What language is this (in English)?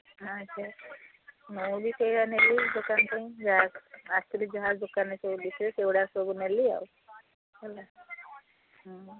Odia